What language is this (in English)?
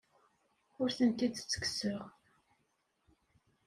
Kabyle